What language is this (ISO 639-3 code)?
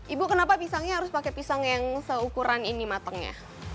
ind